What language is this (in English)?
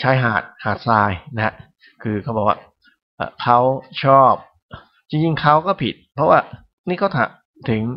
Thai